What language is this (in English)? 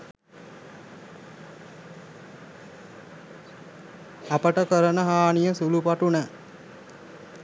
Sinhala